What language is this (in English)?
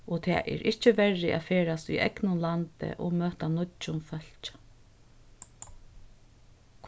Faroese